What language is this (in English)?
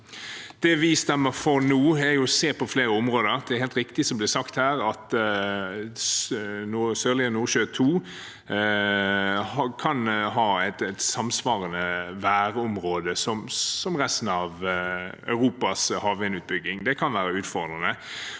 Norwegian